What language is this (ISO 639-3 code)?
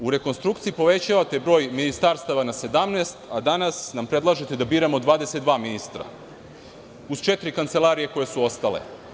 srp